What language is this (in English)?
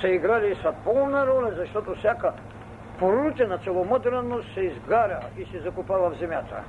Bulgarian